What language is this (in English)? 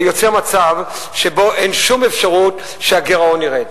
Hebrew